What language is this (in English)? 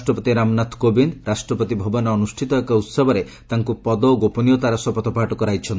Odia